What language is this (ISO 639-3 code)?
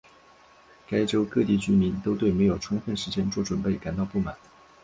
zho